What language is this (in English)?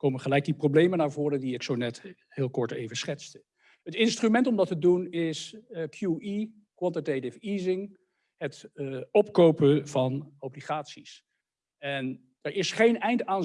Dutch